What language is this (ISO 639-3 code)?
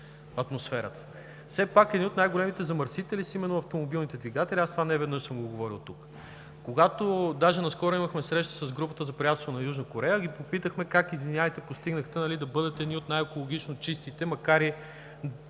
bul